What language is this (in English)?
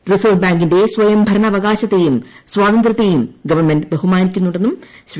Malayalam